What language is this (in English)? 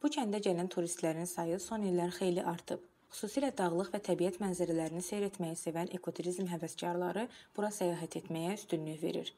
Turkish